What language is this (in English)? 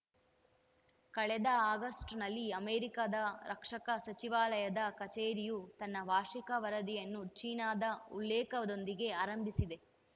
Kannada